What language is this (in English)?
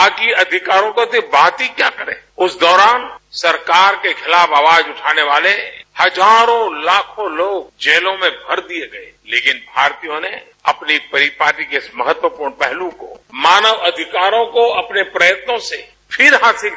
Hindi